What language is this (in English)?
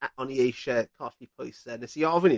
Welsh